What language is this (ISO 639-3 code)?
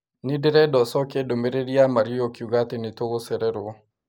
kik